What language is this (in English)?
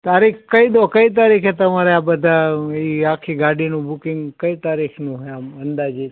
Gujarati